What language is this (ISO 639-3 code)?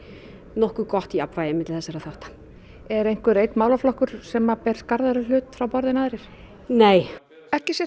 isl